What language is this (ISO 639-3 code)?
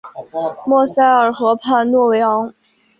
zho